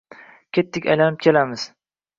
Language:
Uzbek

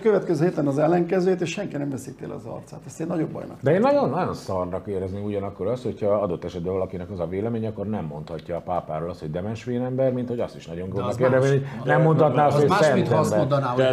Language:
Hungarian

